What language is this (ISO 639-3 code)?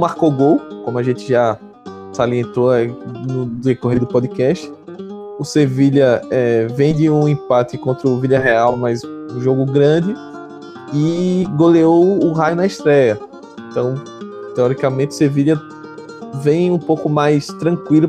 por